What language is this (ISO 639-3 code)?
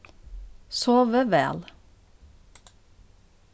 fao